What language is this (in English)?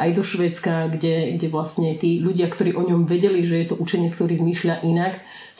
Slovak